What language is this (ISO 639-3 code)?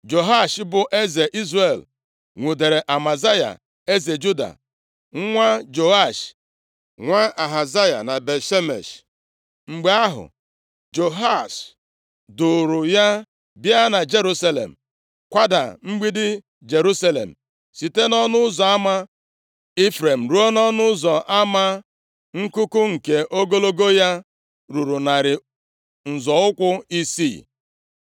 ibo